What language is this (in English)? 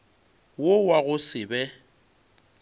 Northern Sotho